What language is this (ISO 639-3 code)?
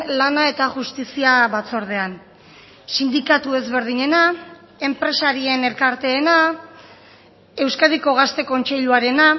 eus